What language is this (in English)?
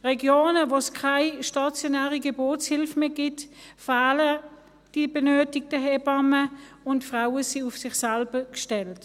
Swiss German